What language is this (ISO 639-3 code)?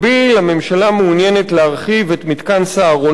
heb